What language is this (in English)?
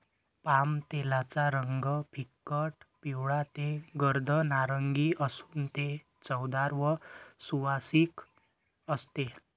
Marathi